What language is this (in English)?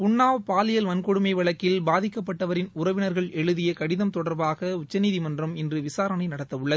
Tamil